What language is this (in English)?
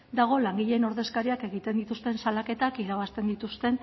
Basque